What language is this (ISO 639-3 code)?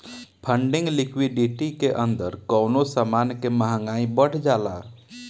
bho